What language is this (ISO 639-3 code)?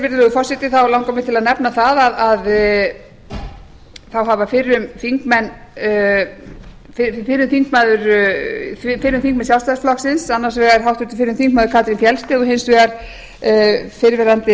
isl